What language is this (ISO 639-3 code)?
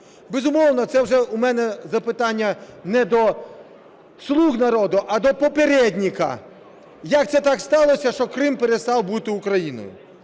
ukr